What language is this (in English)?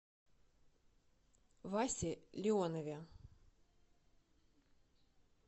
Russian